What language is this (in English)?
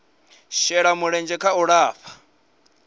Venda